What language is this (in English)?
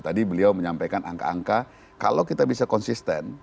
Indonesian